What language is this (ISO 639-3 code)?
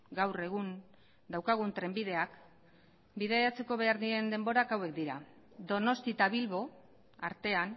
eus